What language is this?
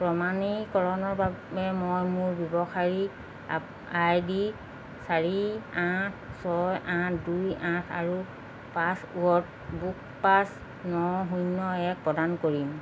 Assamese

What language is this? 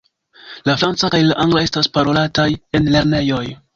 Esperanto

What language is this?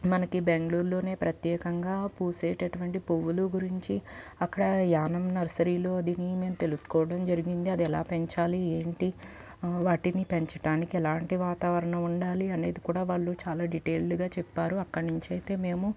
Telugu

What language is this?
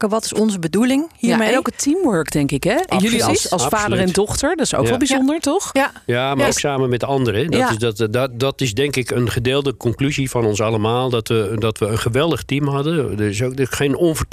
Dutch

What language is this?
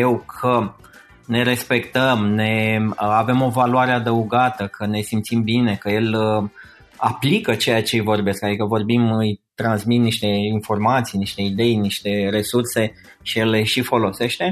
Romanian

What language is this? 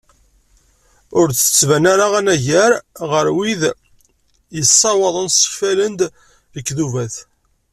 Kabyle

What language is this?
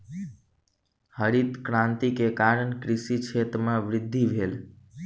Maithili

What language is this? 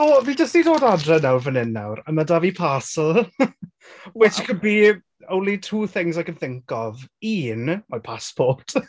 Welsh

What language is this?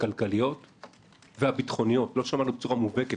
Hebrew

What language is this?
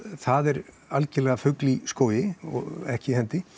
Icelandic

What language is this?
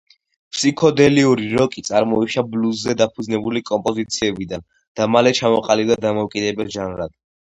Georgian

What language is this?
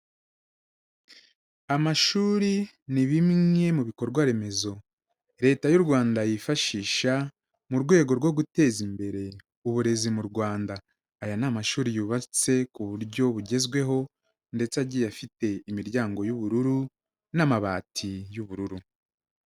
Kinyarwanda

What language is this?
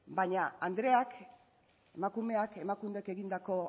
Basque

